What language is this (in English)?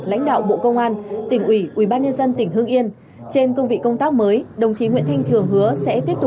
Vietnamese